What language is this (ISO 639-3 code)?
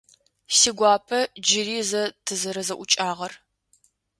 ady